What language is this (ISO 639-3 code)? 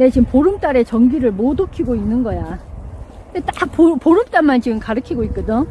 kor